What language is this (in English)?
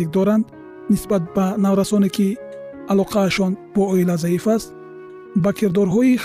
Persian